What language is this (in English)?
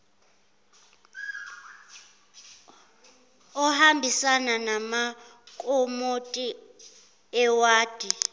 Zulu